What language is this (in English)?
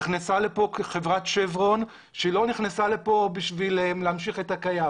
Hebrew